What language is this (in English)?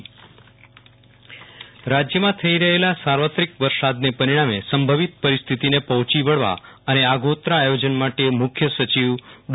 Gujarati